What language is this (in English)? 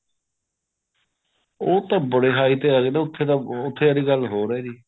Punjabi